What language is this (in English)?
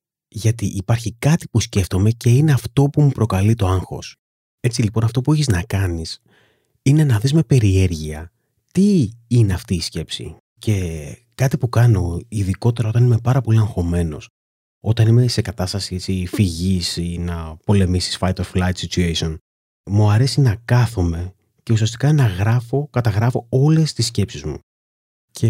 Greek